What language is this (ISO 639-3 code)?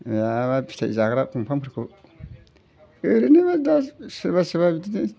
brx